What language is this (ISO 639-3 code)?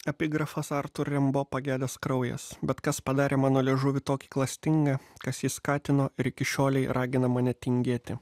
lit